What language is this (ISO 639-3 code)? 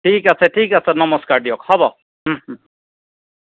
asm